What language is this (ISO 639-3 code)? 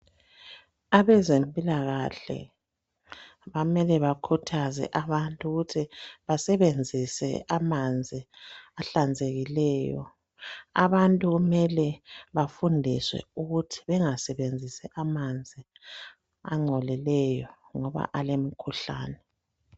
nde